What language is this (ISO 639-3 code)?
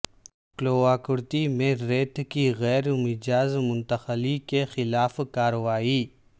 urd